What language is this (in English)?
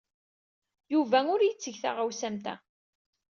Kabyle